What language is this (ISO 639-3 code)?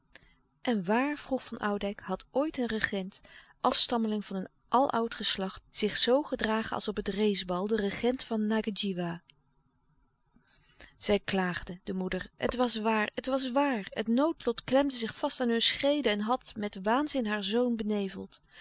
nld